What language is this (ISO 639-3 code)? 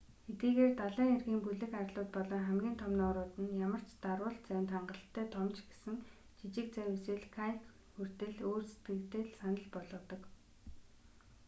mon